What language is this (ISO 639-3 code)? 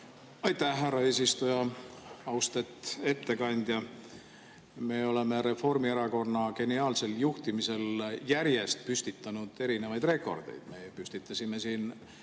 est